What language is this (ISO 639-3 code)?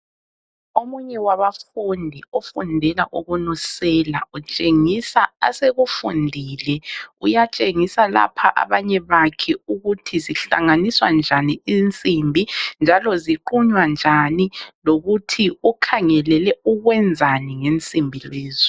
nde